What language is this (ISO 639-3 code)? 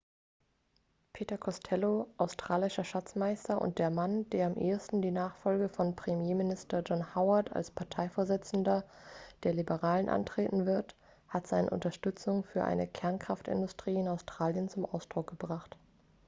deu